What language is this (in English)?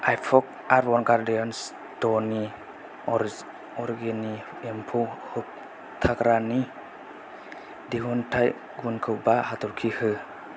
Bodo